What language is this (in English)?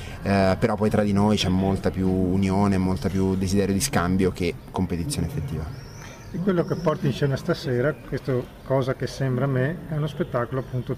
Italian